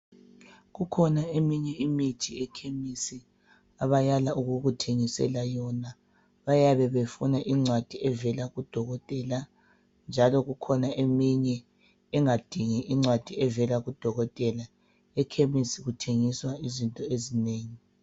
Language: North Ndebele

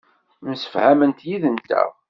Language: Kabyle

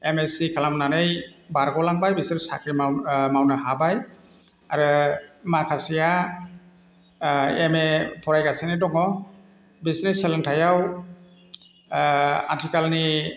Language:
Bodo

